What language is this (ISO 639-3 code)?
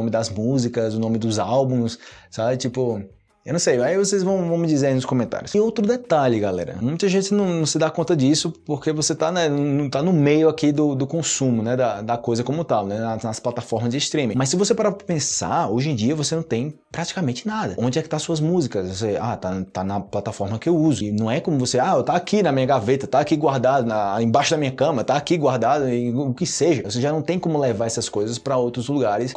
por